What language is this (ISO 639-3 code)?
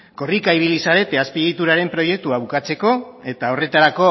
eus